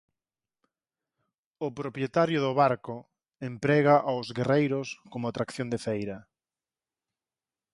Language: Galician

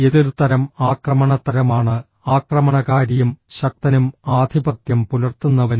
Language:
Malayalam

